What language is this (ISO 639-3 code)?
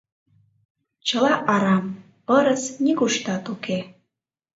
chm